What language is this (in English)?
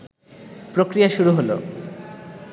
Bangla